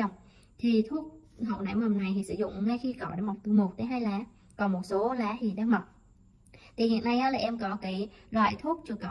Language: Vietnamese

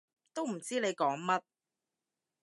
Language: Cantonese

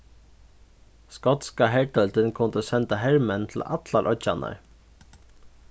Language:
Faroese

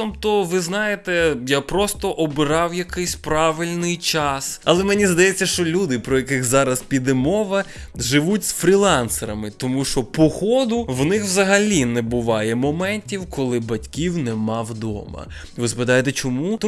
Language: Ukrainian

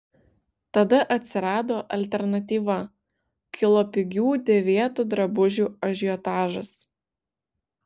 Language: Lithuanian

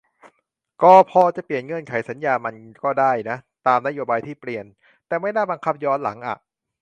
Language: Thai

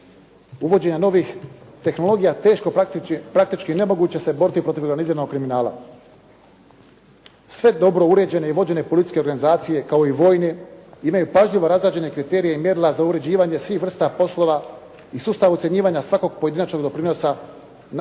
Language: Croatian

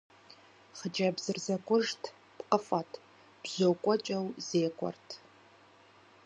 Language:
Kabardian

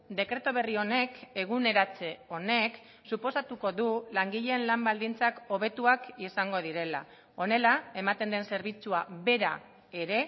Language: Basque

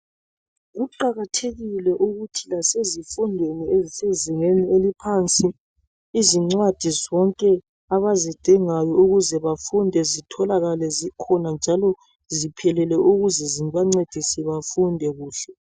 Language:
North Ndebele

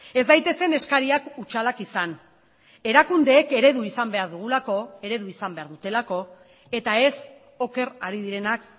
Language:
Basque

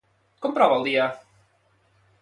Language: Catalan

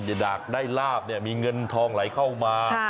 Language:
Thai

